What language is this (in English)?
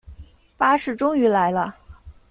Chinese